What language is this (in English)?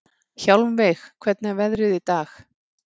Icelandic